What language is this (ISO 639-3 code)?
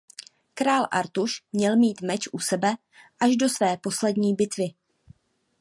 ces